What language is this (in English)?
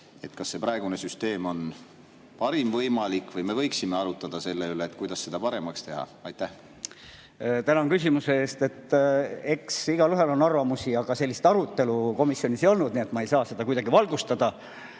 Estonian